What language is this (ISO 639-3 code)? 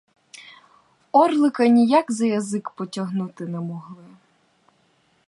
ukr